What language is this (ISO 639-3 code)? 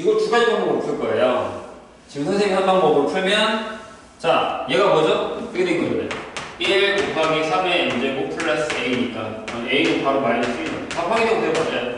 kor